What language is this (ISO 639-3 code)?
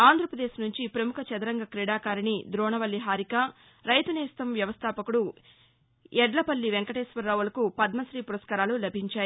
tel